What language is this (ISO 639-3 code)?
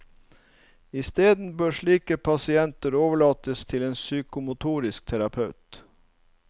nor